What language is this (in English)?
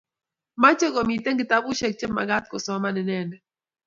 Kalenjin